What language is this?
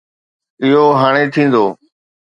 Sindhi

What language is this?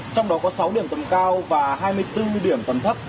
Vietnamese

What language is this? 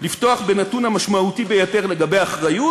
Hebrew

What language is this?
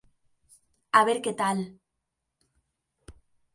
Galician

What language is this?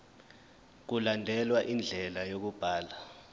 Zulu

